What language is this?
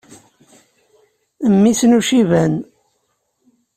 Kabyle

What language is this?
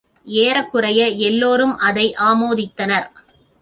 Tamil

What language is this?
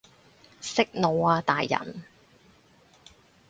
Cantonese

